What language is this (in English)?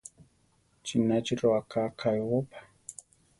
Central Tarahumara